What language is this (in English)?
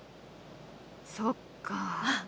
Japanese